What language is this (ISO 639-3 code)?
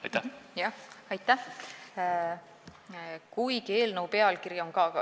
est